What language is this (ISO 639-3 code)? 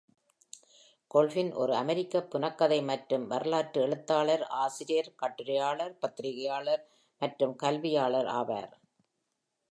tam